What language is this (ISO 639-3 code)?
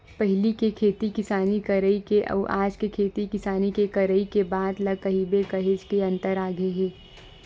hne